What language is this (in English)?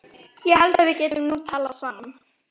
Icelandic